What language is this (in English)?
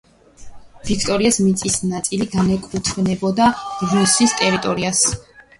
Georgian